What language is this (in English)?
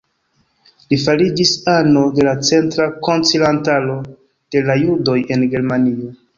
Esperanto